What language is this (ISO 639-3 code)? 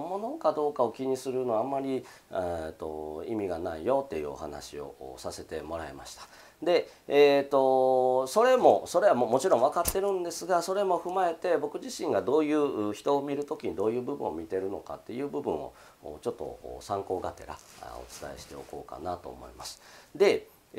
jpn